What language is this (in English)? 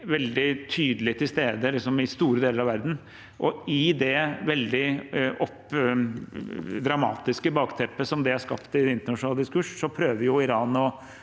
Norwegian